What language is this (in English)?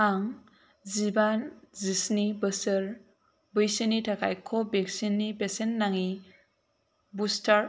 Bodo